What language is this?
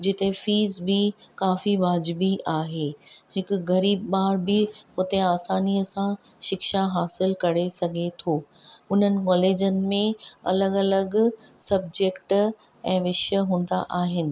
Sindhi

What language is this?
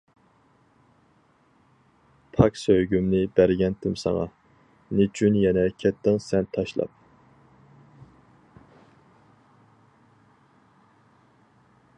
Uyghur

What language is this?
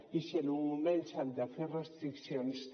Catalan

